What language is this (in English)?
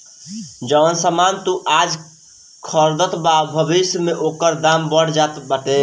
Bhojpuri